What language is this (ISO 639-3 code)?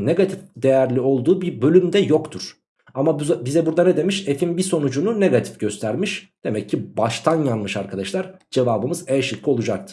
tur